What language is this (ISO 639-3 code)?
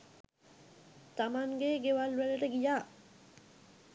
sin